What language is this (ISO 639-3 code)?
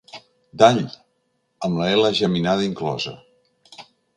cat